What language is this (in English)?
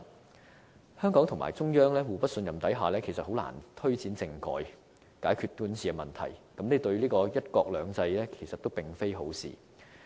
Cantonese